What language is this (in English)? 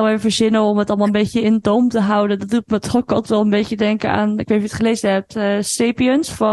Dutch